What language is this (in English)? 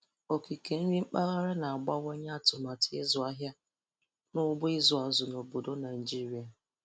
Igbo